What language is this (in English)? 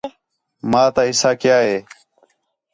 Khetrani